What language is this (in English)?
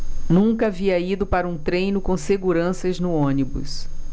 Portuguese